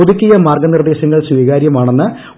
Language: Malayalam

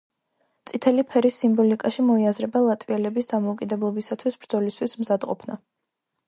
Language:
Georgian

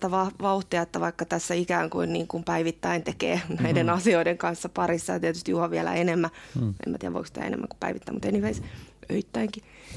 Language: Finnish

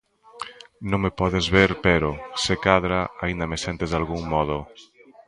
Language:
Galician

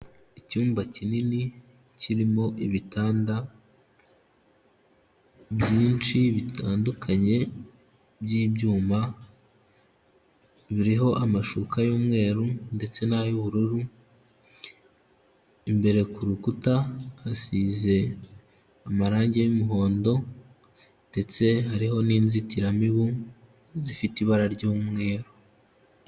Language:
Kinyarwanda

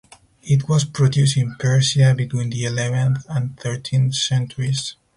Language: English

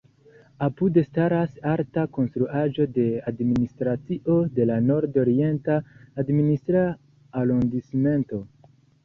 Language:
Esperanto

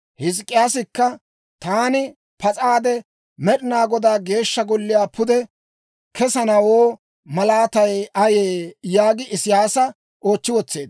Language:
Dawro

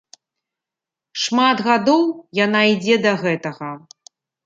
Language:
Belarusian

